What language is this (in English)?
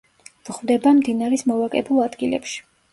Georgian